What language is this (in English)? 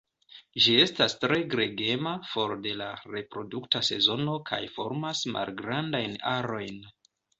Esperanto